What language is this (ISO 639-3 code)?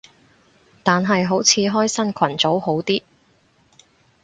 yue